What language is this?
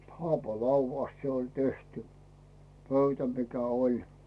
Finnish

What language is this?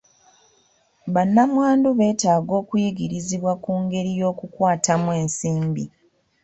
Ganda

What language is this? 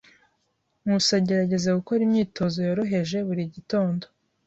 Kinyarwanda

